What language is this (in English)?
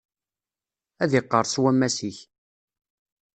Kabyle